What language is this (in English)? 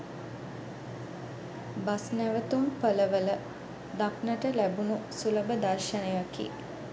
Sinhala